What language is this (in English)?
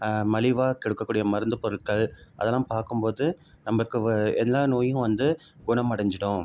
Tamil